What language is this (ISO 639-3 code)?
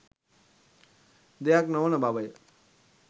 sin